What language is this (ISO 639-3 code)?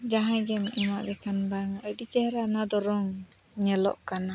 sat